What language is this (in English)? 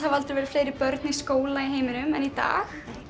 Icelandic